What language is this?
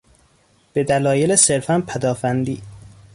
Persian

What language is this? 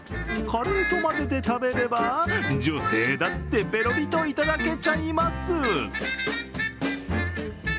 Japanese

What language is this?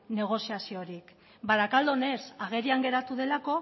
Basque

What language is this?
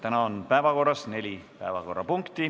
Estonian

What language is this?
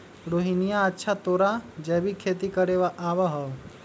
Magahi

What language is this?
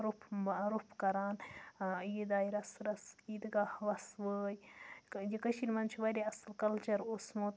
Kashmiri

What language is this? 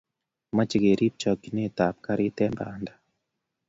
Kalenjin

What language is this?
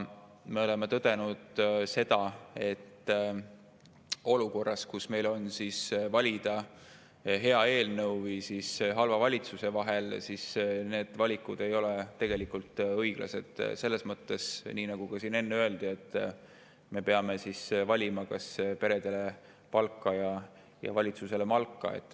Estonian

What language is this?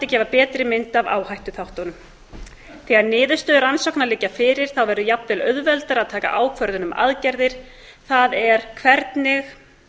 Icelandic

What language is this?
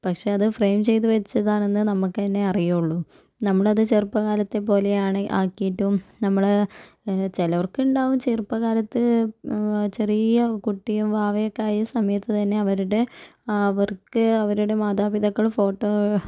Malayalam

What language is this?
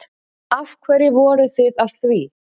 Icelandic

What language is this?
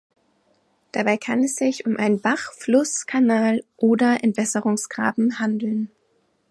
German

